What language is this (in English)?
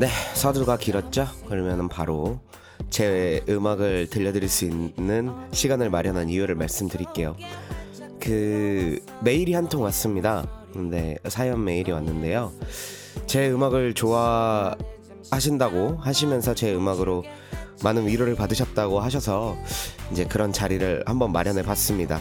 Korean